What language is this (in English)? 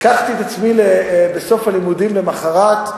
Hebrew